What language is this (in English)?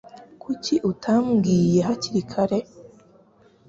Kinyarwanda